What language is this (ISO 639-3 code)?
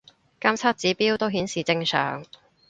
yue